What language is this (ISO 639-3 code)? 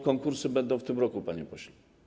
pol